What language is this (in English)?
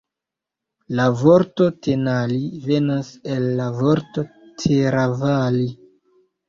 Esperanto